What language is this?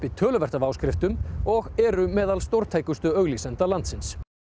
Icelandic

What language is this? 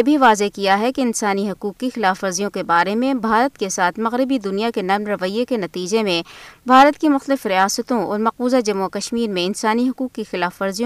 Urdu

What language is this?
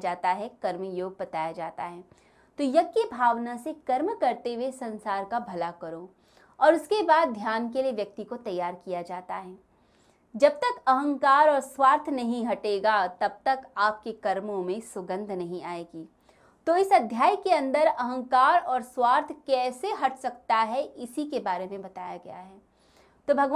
Hindi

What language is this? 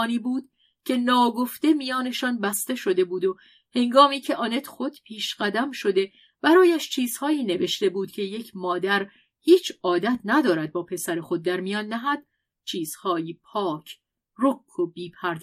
Persian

